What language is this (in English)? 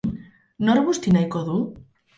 Basque